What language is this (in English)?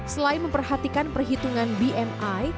Indonesian